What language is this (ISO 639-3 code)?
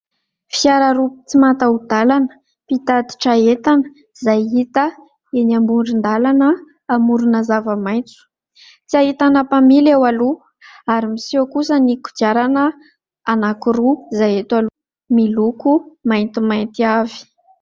mlg